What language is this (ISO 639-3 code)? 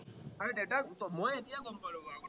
asm